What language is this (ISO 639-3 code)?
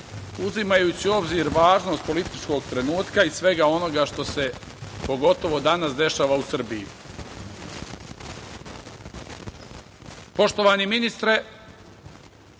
srp